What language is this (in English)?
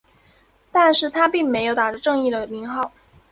Chinese